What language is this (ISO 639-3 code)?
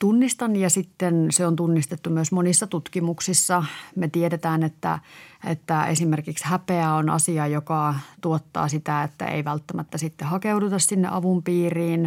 fin